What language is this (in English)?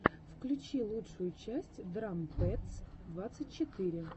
Russian